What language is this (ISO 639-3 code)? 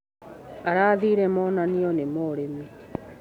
kik